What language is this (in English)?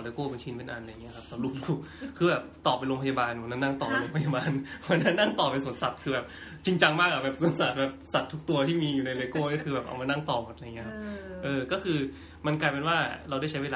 Thai